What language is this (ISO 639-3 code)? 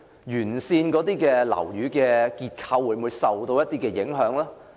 yue